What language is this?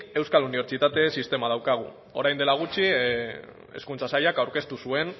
Basque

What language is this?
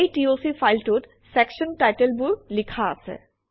Assamese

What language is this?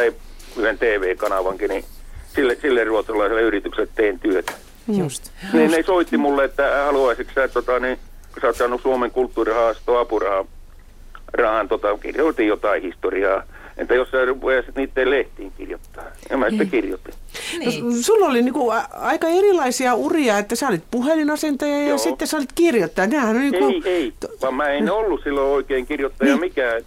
Finnish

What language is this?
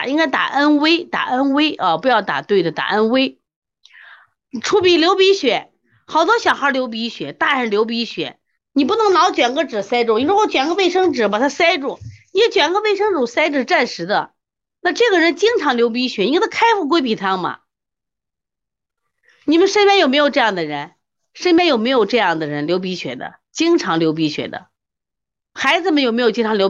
Chinese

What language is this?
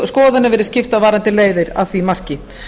Icelandic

